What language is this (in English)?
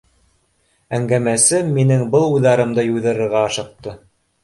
Bashkir